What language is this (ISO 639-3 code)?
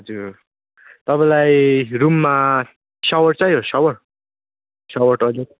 nep